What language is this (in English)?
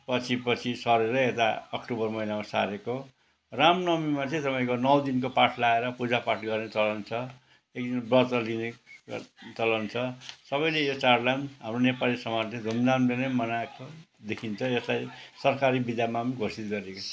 Nepali